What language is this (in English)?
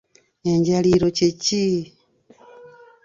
Ganda